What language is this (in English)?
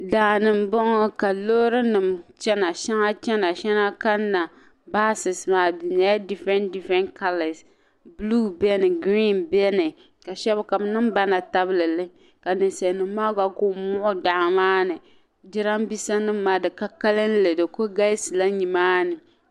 Dagbani